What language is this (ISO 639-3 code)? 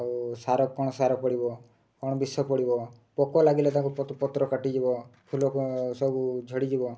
ori